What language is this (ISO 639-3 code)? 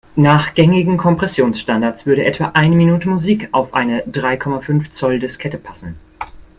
deu